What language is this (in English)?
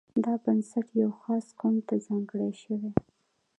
Pashto